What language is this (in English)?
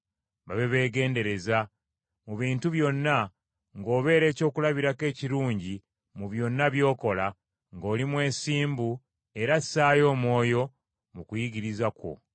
Ganda